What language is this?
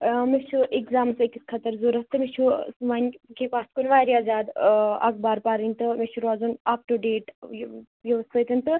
Kashmiri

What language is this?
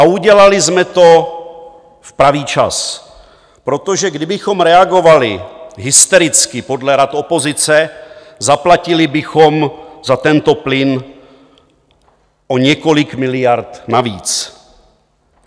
Czech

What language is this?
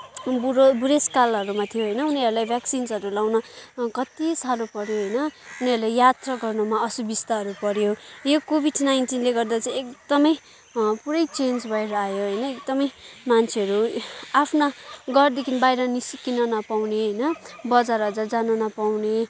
Nepali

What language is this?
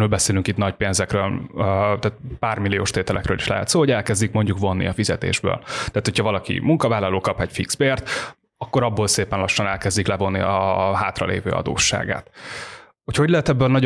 Hungarian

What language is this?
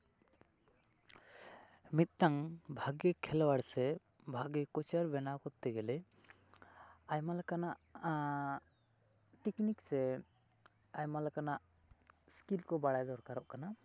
Santali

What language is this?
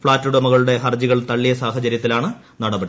Malayalam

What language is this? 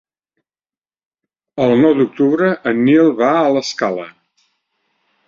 Catalan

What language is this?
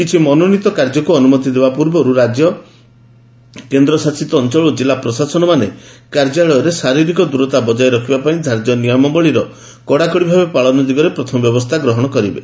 Odia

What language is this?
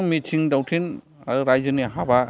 Bodo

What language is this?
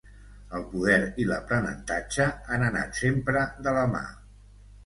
Catalan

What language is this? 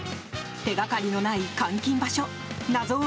Japanese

